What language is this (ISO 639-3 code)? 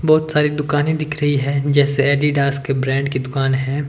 hin